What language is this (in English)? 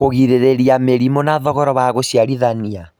Kikuyu